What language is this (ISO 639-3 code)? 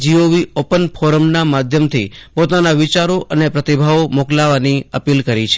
guj